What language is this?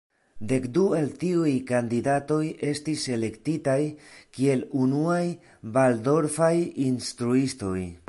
Esperanto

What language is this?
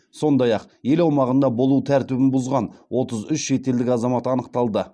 Kazakh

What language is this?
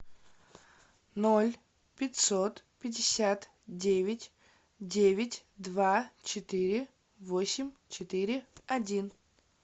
Russian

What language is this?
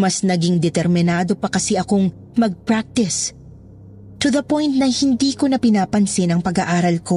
Filipino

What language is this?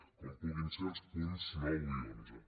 Catalan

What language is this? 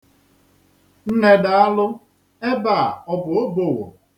Igbo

